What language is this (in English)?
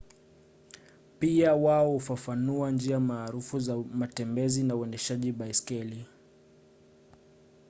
Swahili